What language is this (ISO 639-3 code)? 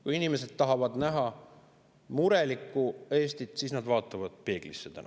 est